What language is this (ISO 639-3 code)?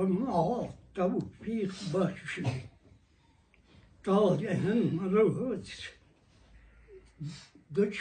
fas